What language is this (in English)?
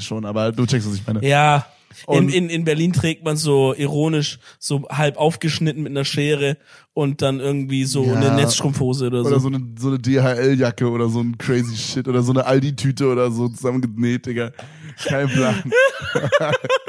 German